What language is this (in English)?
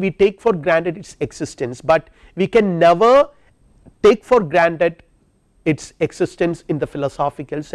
English